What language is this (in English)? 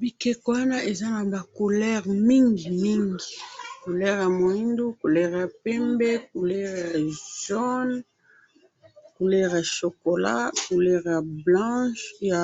Lingala